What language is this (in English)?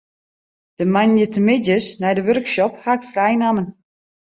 Western Frisian